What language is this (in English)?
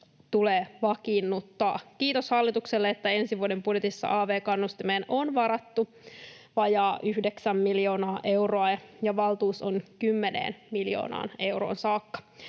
Finnish